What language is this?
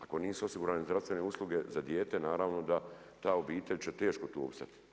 Croatian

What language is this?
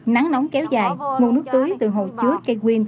Vietnamese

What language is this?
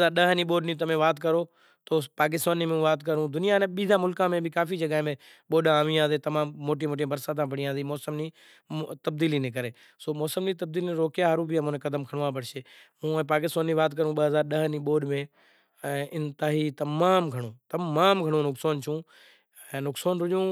Kachi Koli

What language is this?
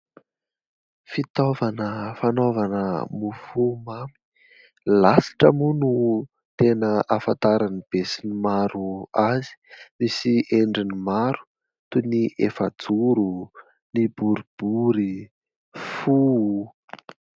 Malagasy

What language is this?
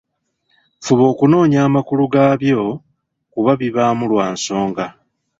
Ganda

